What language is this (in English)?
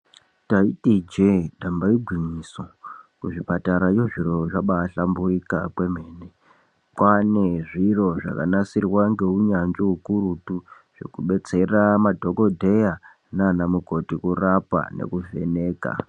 Ndau